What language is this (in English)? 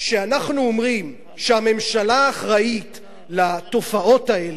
Hebrew